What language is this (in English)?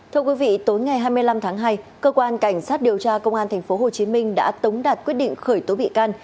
Vietnamese